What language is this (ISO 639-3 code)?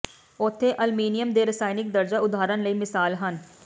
pan